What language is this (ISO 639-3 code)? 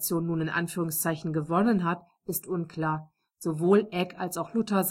deu